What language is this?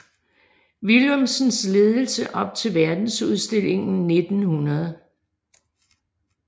Danish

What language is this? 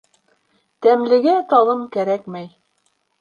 Bashkir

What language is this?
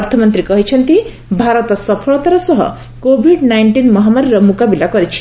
Odia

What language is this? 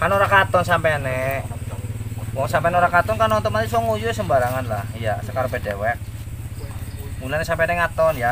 Indonesian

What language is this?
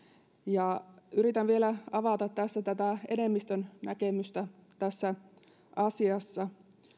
Finnish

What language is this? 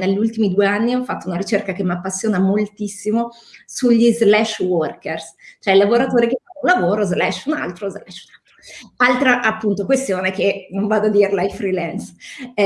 Italian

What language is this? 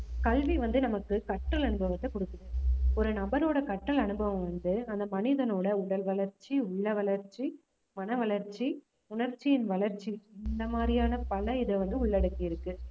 Tamil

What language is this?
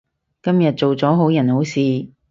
Cantonese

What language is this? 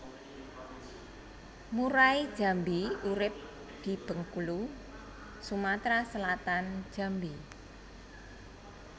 Javanese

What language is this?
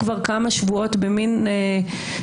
Hebrew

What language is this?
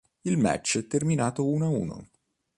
Italian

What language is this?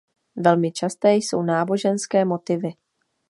Czech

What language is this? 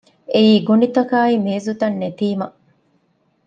Divehi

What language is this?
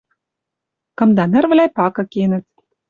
Western Mari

